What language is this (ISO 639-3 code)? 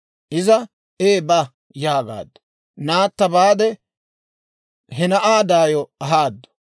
dwr